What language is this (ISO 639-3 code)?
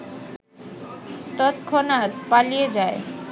ben